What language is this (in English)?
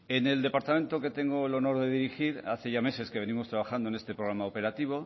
Spanish